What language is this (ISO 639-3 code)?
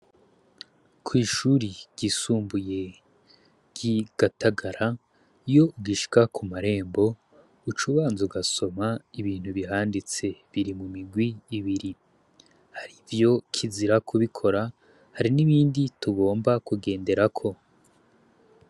run